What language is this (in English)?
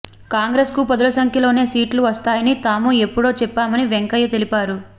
Telugu